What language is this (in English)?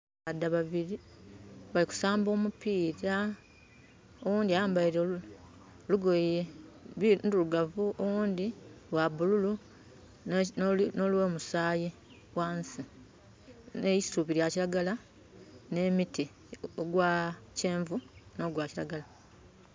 Soga